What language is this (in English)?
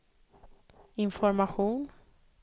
Swedish